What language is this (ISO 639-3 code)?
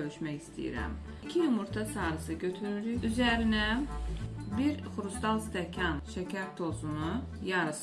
tur